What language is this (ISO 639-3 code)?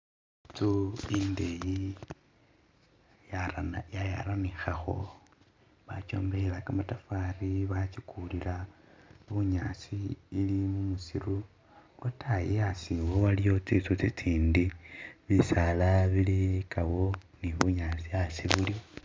myx